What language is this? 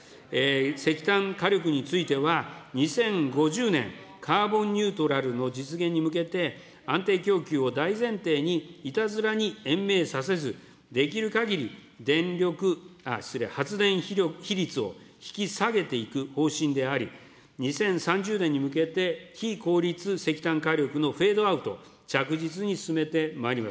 Japanese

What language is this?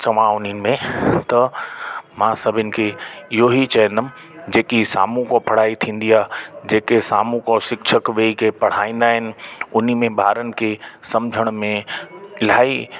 Sindhi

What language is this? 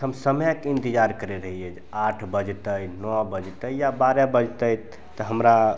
Maithili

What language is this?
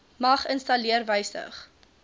Afrikaans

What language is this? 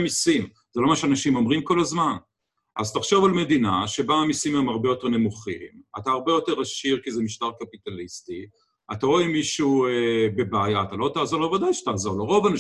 Hebrew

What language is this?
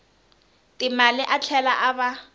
Tsonga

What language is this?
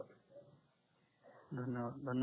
Marathi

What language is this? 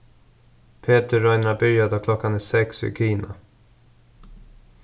Faroese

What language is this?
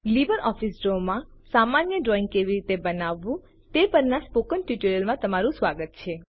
Gujarati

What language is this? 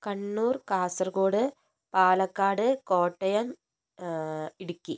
Malayalam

